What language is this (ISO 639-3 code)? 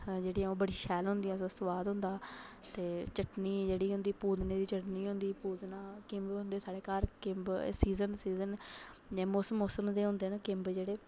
doi